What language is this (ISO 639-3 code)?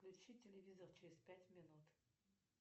rus